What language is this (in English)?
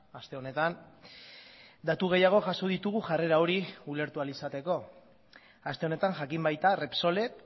Basque